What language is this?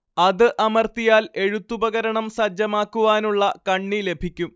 Malayalam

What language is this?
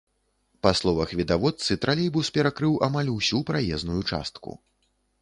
Belarusian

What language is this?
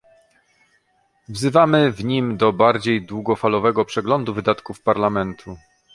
Polish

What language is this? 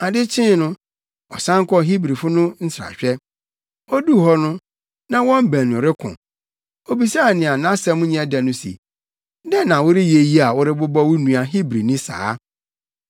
Akan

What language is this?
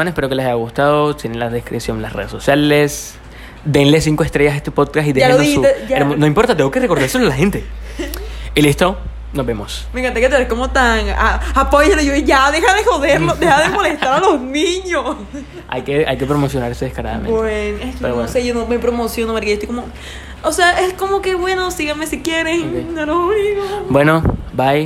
Spanish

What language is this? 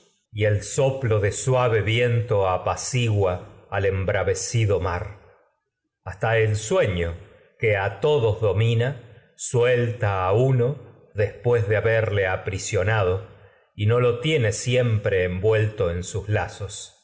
Spanish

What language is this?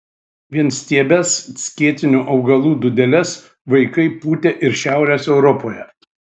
Lithuanian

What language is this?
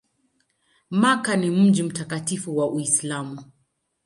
Swahili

